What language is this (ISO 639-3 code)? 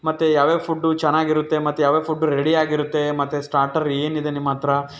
kan